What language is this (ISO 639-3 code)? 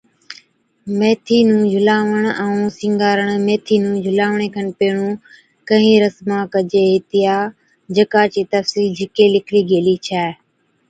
odk